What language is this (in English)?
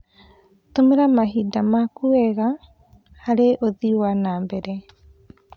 Kikuyu